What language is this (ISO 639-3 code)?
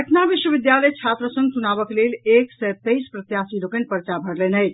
mai